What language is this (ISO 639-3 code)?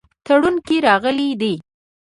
pus